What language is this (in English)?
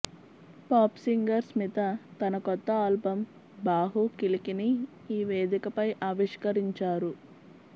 Telugu